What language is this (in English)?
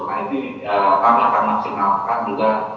Indonesian